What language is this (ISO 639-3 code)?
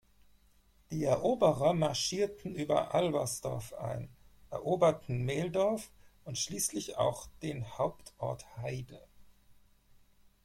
deu